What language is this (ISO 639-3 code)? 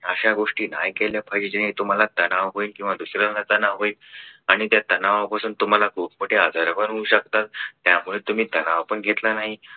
mar